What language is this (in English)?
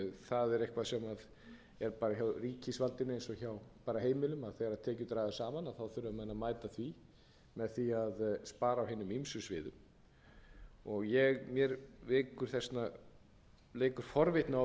Icelandic